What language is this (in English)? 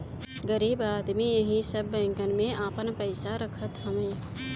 Bhojpuri